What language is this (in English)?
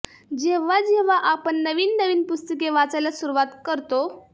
Marathi